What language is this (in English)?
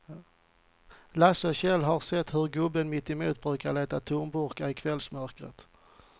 Swedish